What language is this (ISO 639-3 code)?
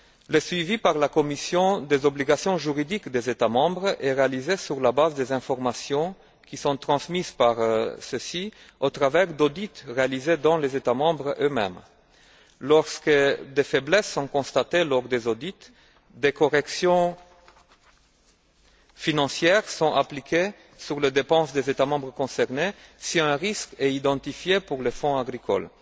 fra